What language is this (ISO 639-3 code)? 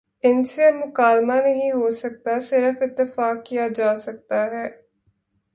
urd